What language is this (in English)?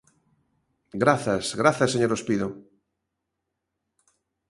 Galician